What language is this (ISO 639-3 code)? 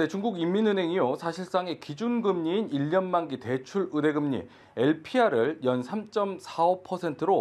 kor